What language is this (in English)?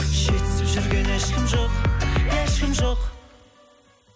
Kazakh